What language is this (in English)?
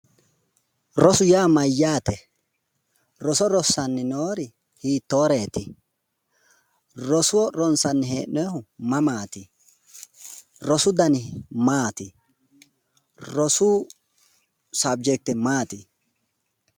Sidamo